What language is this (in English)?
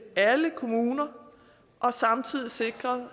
Danish